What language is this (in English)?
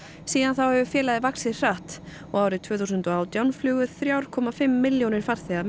Icelandic